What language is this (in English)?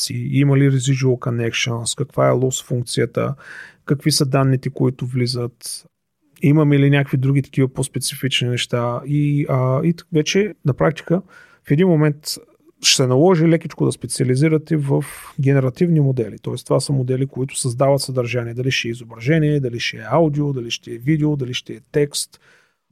Bulgarian